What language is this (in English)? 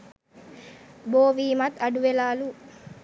Sinhala